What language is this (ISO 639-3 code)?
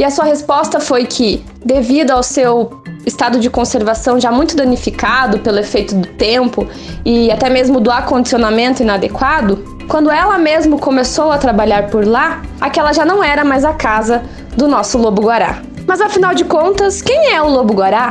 por